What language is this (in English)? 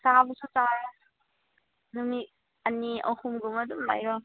Manipuri